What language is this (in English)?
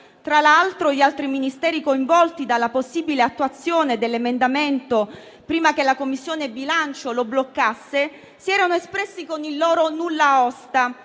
Italian